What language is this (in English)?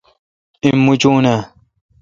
Kalkoti